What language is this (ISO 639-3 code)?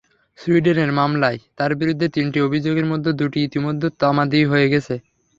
ben